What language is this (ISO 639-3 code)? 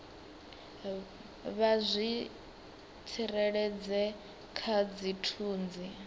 ven